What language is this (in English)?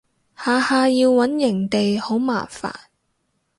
Cantonese